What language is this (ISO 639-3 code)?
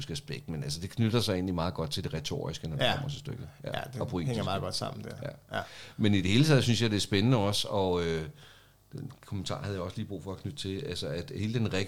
dan